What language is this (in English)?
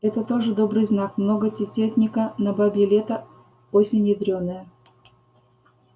Russian